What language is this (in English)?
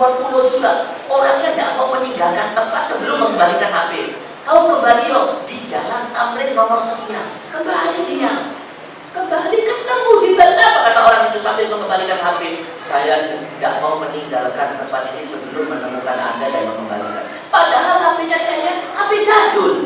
Indonesian